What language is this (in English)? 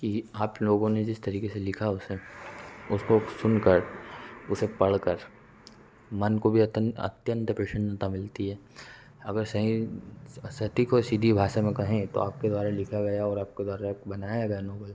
Hindi